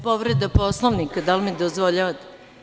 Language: Serbian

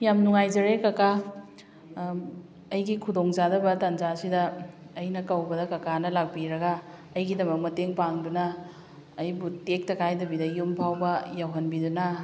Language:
Manipuri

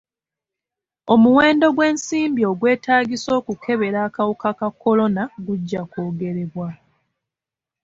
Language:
Ganda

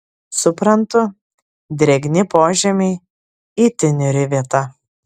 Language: Lithuanian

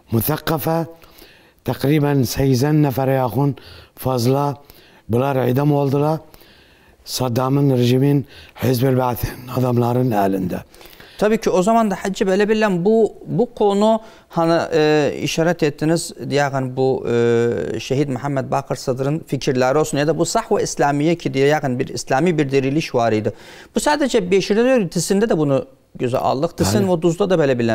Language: Turkish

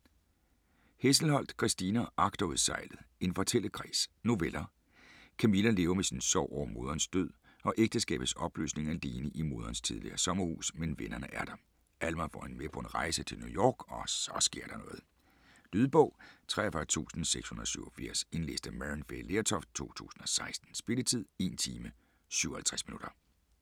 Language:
Danish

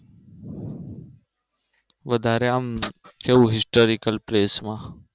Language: Gujarati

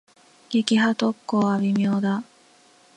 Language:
Japanese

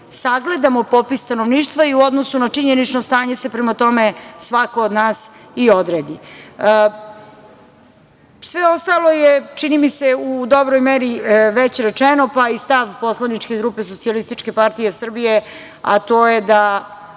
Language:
Serbian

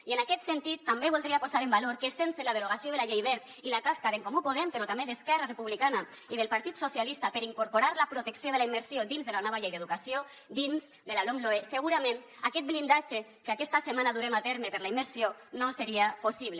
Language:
Catalan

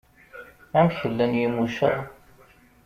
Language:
Kabyle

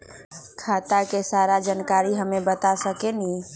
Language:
Magahi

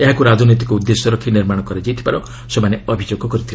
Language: Odia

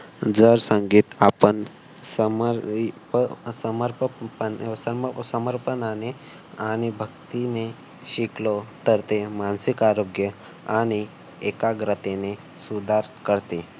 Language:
Marathi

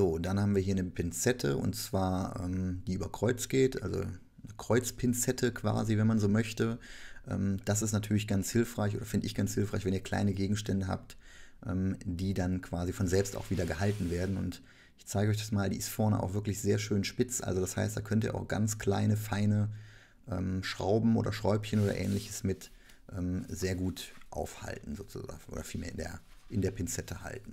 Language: German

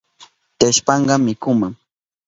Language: Southern Pastaza Quechua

